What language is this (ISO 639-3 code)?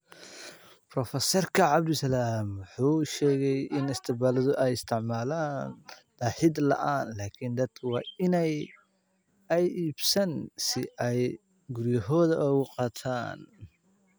som